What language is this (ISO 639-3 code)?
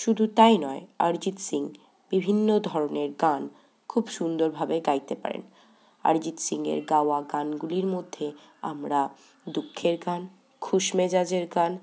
ben